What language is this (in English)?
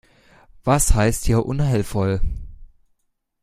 German